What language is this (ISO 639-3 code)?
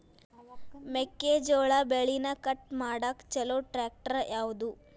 kan